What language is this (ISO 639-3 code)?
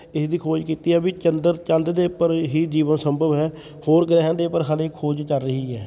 pan